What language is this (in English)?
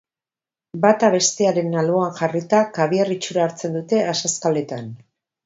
Basque